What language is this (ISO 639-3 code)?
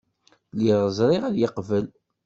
kab